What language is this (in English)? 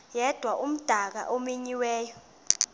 Xhosa